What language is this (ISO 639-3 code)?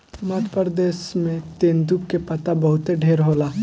bho